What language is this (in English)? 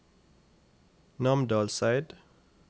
Norwegian